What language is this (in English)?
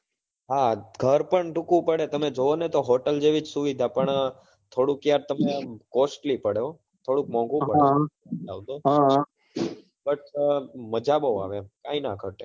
Gujarati